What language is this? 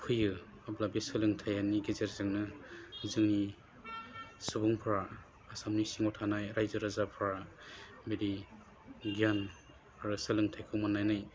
Bodo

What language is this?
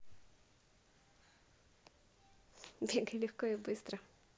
Russian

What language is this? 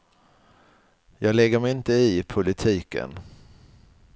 Swedish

